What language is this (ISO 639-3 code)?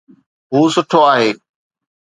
snd